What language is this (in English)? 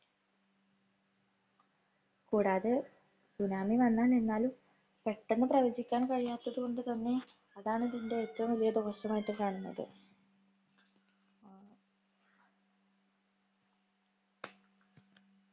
Malayalam